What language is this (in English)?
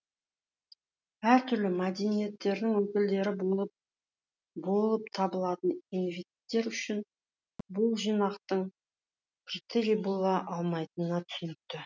Kazakh